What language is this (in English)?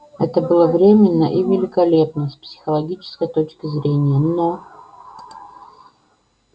Russian